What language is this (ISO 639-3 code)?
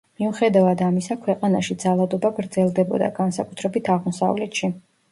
kat